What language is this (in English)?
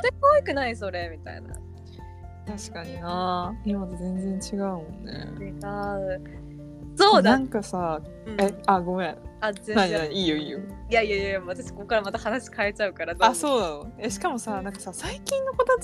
Japanese